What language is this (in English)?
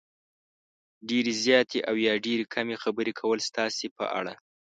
Pashto